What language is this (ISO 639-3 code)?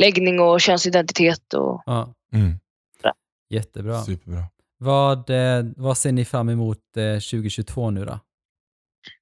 swe